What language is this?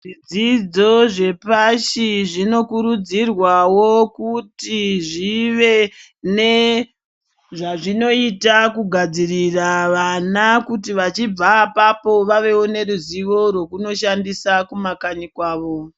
Ndau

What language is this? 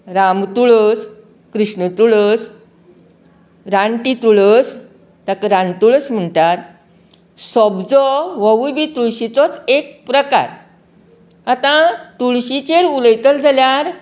Konkani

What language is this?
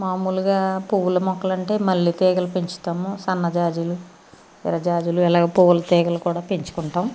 Telugu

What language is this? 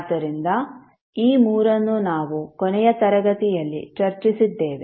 Kannada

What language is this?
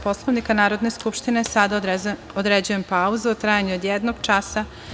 Serbian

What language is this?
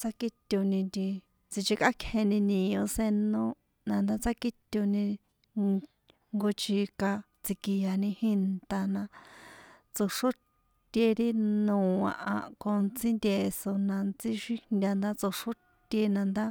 San Juan Atzingo Popoloca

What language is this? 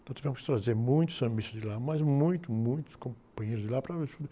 Portuguese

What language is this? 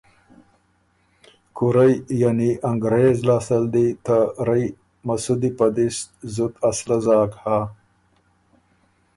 Ormuri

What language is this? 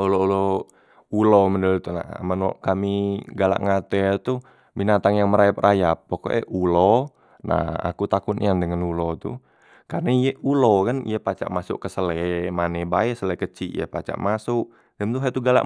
Musi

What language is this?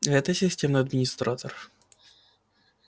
Russian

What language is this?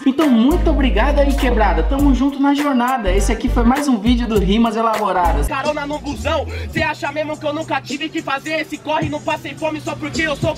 Portuguese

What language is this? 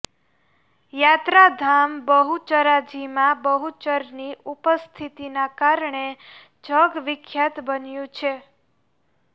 Gujarati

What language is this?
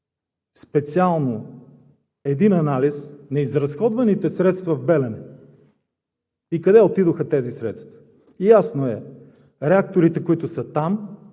Bulgarian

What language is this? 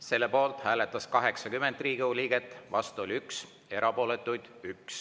Estonian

